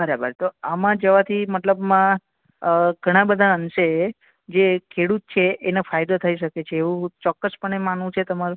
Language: Gujarati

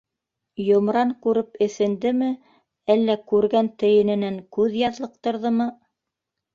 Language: Bashkir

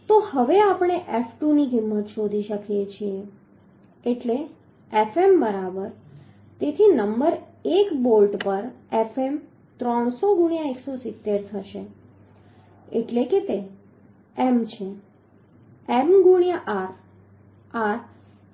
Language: Gujarati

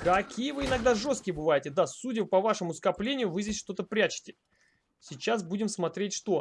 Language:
Russian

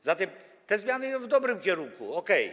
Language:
Polish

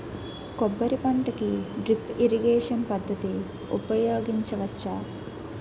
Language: Telugu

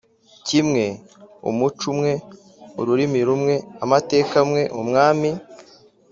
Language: Kinyarwanda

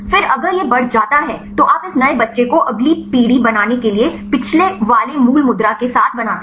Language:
Hindi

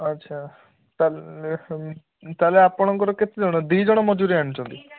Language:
Odia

